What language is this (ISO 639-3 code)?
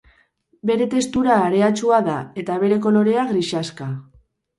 eus